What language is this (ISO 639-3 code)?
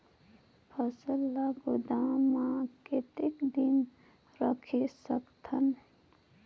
hne